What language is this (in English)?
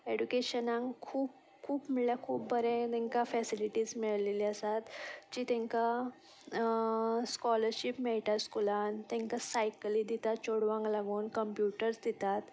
Konkani